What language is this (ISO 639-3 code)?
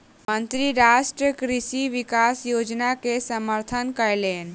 mai